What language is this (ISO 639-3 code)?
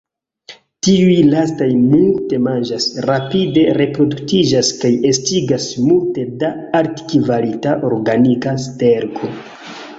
epo